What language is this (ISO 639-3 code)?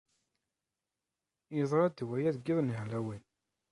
kab